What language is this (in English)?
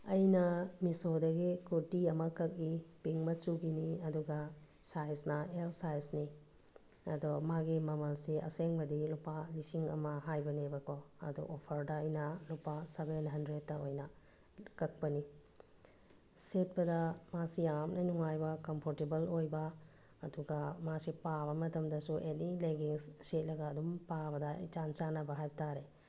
Manipuri